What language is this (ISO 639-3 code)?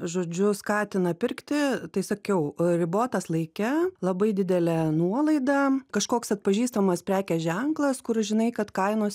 lit